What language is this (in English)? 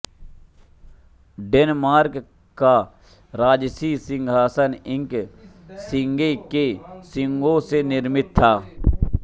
Hindi